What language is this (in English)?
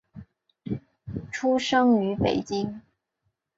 Chinese